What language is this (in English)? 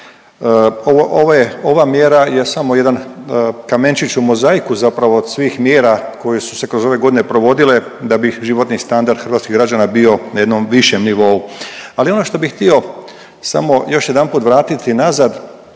Croatian